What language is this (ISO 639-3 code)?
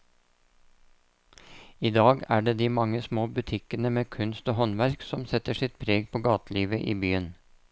nor